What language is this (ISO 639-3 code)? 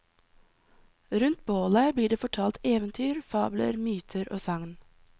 nor